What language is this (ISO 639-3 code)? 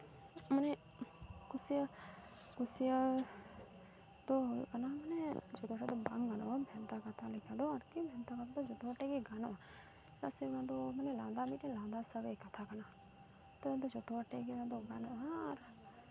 sat